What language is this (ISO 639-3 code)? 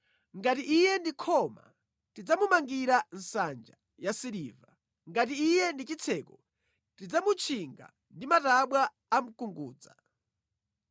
nya